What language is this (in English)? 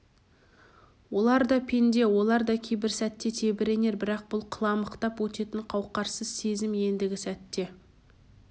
Kazakh